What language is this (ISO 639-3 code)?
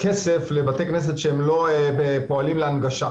heb